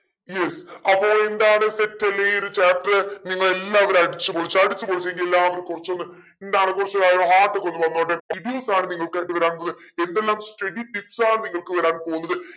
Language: Malayalam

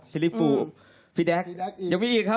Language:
Thai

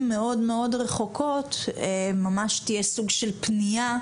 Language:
Hebrew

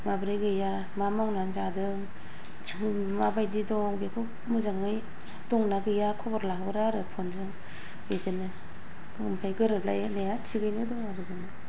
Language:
Bodo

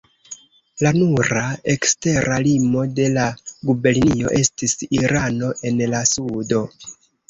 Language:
Esperanto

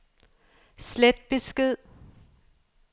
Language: Danish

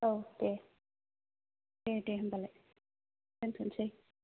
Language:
Bodo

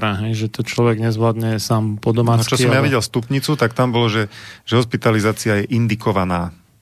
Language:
Slovak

